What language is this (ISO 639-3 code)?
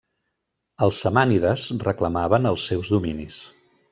cat